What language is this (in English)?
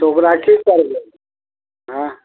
Maithili